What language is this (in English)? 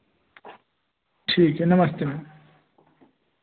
Hindi